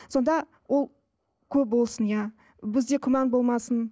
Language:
Kazakh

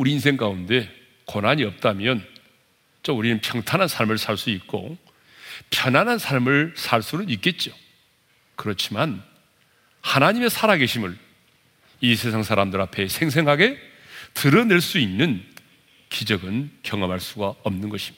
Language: Korean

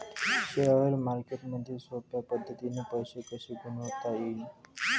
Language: Marathi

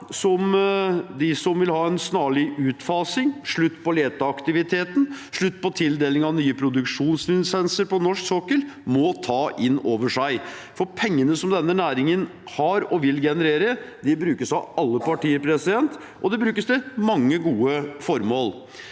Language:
Norwegian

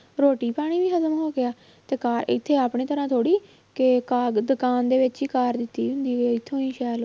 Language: Punjabi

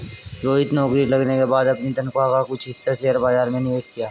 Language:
Hindi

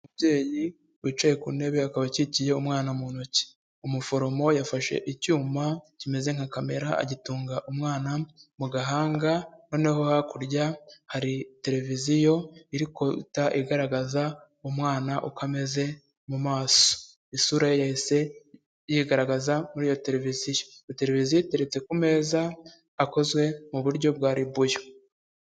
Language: Kinyarwanda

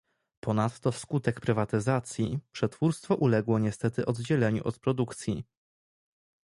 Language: Polish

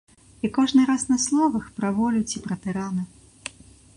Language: Belarusian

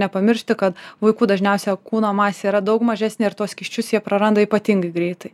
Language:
Lithuanian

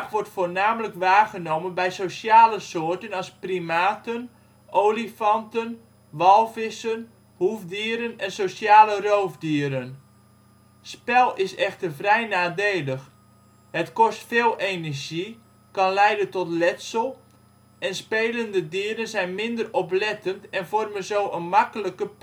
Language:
Dutch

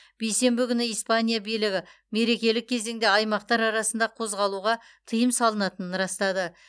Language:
Kazakh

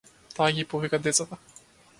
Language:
Macedonian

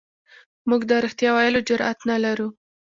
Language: Pashto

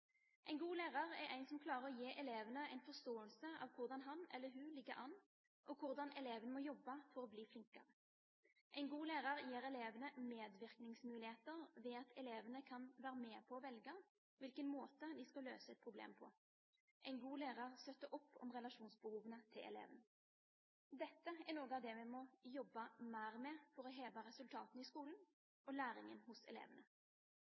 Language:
Norwegian Bokmål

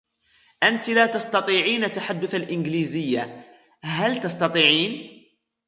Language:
Arabic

